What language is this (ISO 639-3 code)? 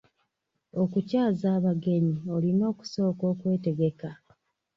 lug